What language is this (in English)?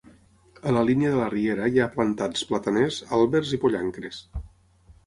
Catalan